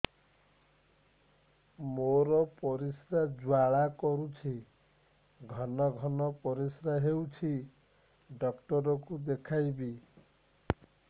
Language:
Odia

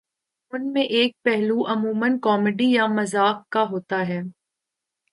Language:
Urdu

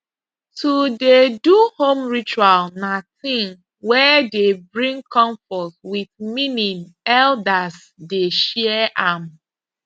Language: Nigerian Pidgin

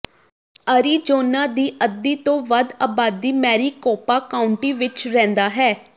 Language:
Punjabi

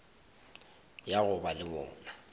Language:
Northern Sotho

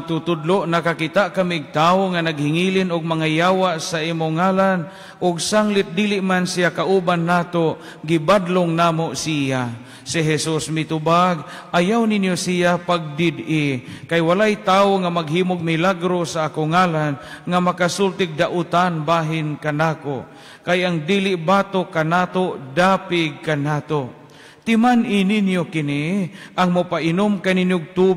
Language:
Filipino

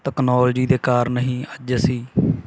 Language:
Punjabi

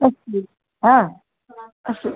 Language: Sanskrit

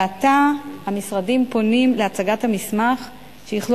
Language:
Hebrew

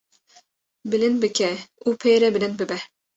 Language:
Kurdish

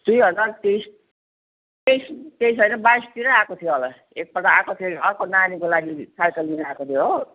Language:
Nepali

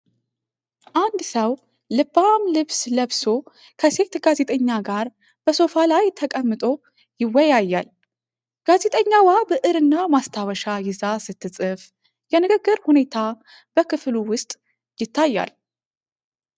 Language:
Amharic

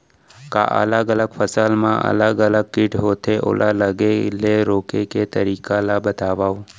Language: Chhattisgarhi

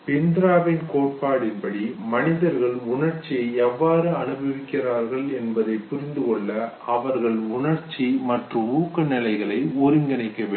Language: Tamil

